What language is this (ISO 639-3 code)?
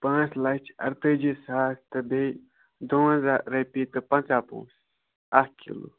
kas